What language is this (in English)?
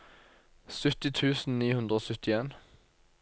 Norwegian